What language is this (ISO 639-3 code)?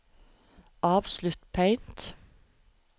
nor